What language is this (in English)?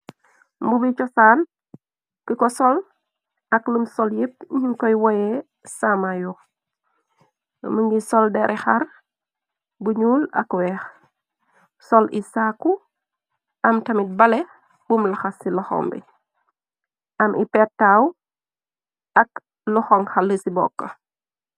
Wolof